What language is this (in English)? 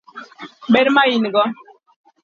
Luo (Kenya and Tanzania)